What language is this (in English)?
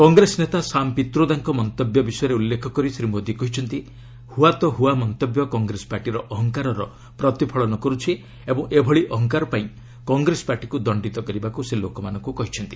Odia